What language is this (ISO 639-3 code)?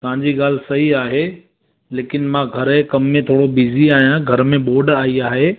snd